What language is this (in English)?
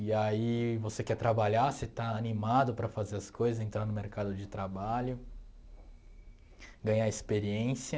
Portuguese